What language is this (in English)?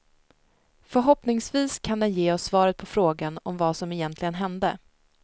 Swedish